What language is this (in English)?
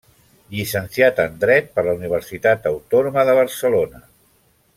Catalan